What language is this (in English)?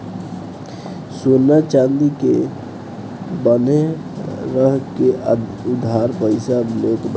Bhojpuri